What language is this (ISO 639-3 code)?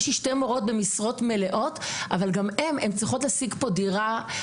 heb